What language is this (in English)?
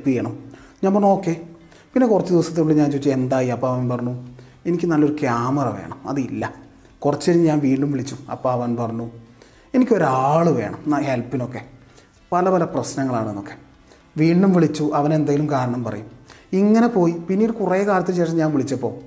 Malayalam